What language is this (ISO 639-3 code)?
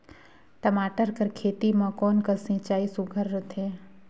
hne